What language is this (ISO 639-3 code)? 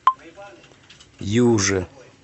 rus